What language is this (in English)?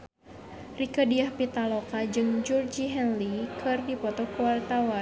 Sundanese